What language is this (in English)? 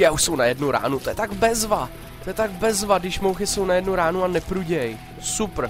Czech